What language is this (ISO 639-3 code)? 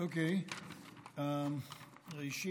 heb